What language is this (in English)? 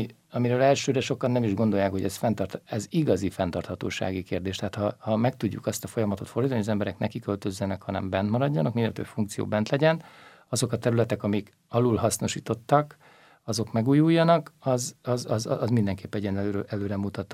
Hungarian